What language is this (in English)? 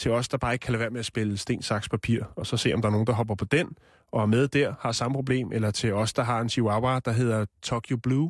Danish